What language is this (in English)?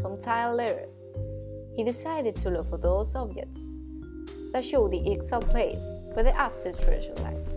English